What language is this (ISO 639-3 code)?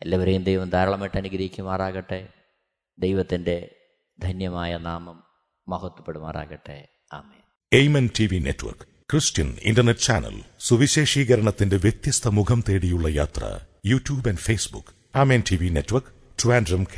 mal